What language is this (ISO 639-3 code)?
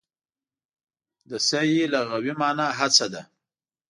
pus